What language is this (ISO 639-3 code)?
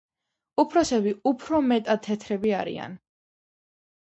kat